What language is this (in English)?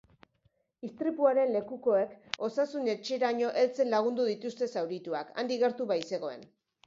Basque